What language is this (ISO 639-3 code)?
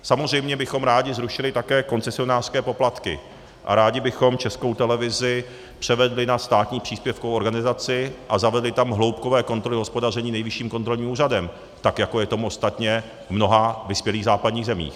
ces